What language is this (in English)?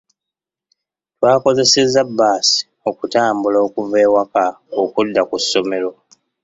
Ganda